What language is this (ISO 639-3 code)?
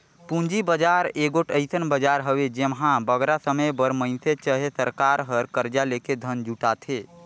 hne